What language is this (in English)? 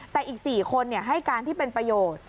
Thai